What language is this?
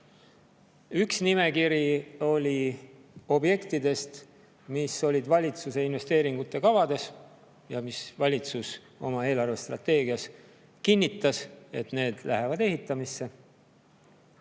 Estonian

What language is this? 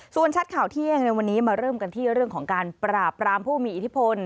Thai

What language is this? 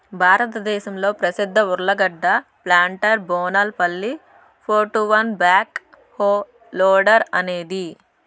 Telugu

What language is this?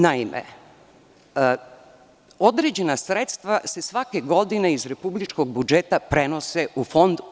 Serbian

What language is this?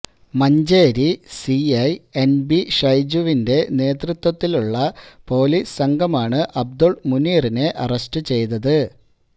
Malayalam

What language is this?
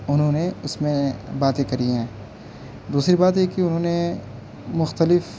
Urdu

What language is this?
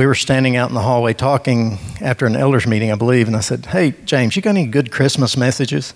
English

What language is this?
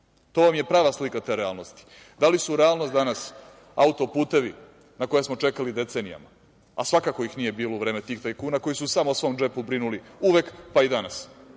Serbian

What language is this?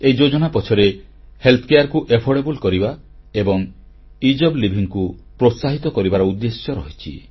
Odia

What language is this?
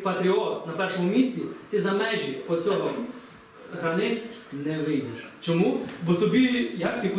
Ukrainian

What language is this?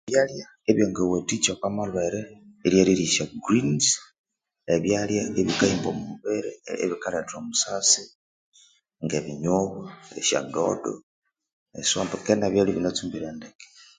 Konzo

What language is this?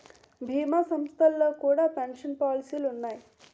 Telugu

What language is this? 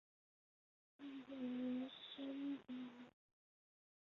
Chinese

